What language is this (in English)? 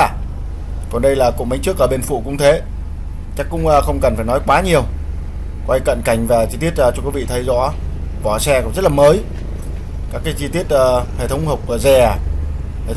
Vietnamese